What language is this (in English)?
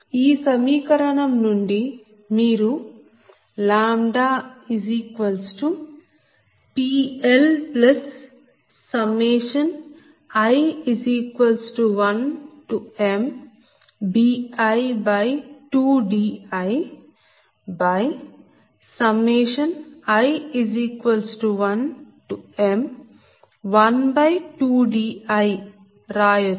Telugu